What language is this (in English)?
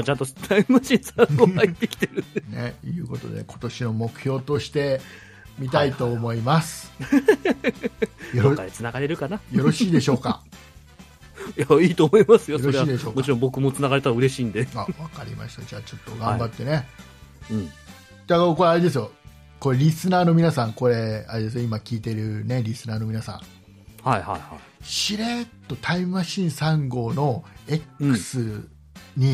Japanese